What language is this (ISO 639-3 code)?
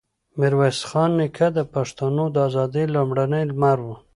pus